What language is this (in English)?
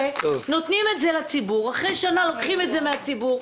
Hebrew